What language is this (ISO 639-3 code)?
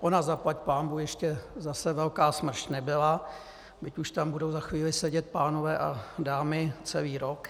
ces